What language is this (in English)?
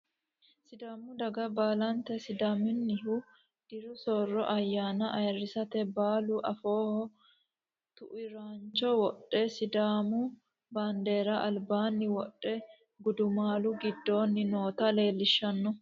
Sidamo